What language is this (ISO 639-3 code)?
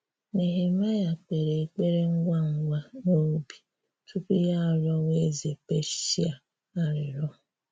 ibo